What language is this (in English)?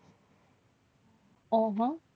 Gujarati